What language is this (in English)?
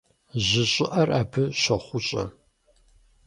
Kabardian